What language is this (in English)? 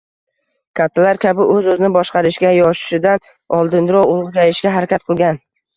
Uzbek